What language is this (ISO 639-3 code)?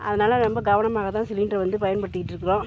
tam